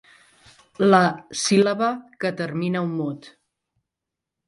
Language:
Catalan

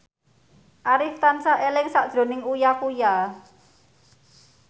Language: Javanese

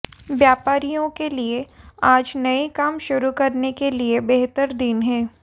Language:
Hindi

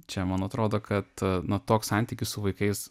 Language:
Lithuanian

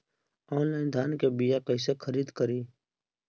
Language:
Bhojpuri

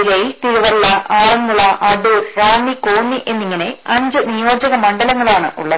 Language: Malayalam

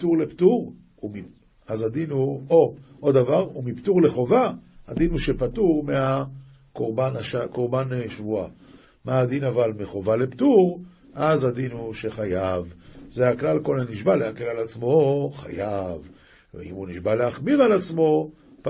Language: Hebrew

